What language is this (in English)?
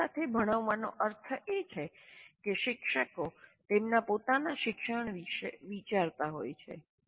Gujarati